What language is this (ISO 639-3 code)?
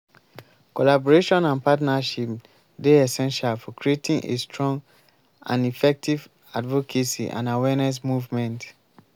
pcm